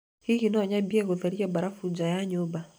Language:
Kikuyu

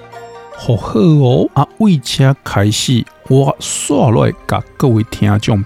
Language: Chinese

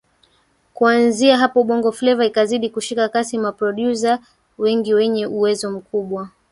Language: Swahili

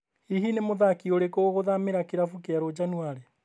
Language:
Kikuyu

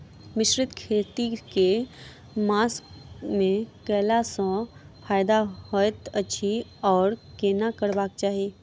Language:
Maithili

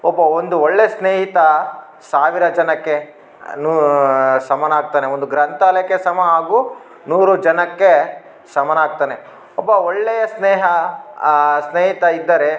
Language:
Kannada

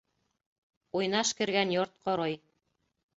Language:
Bashkir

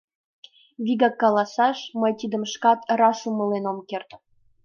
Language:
Mari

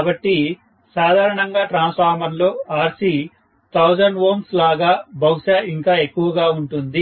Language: Telugu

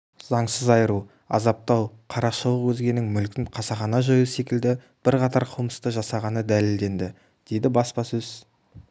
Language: Kazakh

